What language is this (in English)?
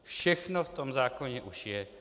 Czech